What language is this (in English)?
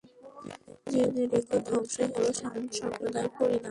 Bangla